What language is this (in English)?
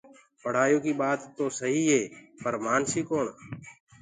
Gurgula